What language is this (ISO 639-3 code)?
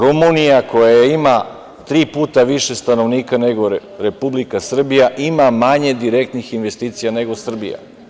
srp